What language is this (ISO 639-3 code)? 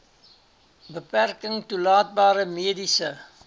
afr